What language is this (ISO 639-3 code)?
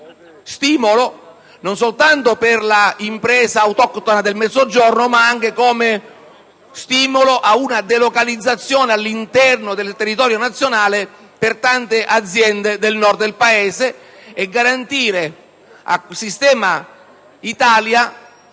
ita